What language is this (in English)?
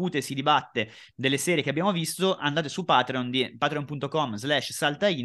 Italian